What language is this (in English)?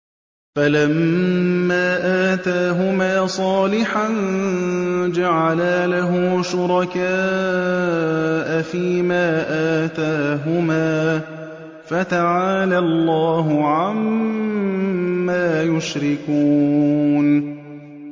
Arabic